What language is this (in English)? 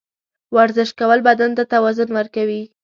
Pashto